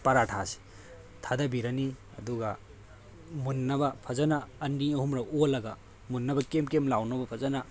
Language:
Manipuri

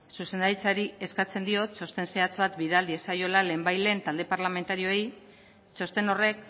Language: Basque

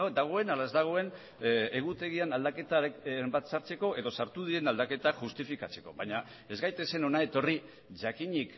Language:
Basque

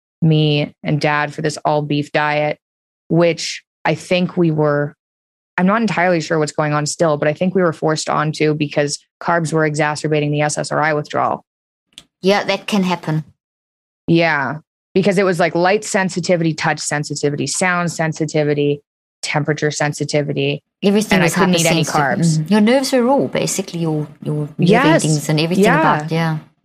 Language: English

